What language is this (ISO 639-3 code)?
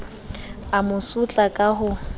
sot